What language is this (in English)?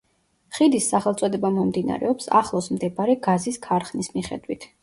Georgian